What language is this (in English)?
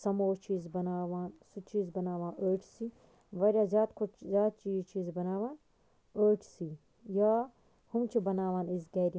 Kashmiri